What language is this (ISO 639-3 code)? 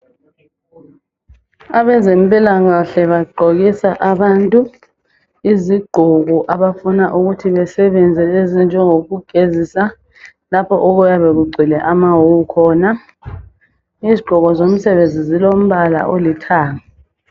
nde